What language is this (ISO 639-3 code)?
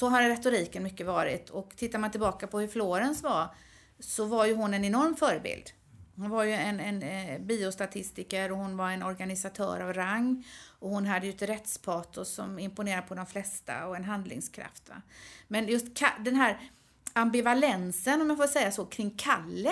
swe